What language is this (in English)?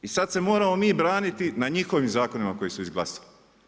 Croatian